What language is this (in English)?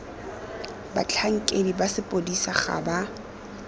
Tswana